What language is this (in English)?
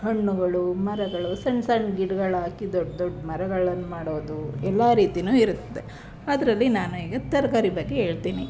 Kannada